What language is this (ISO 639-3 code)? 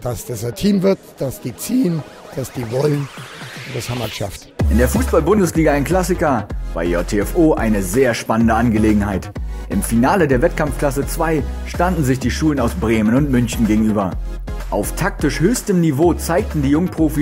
deu